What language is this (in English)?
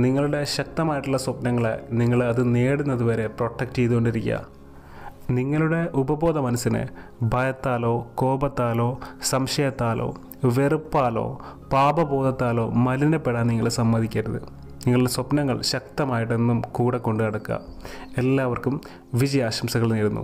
Malayalam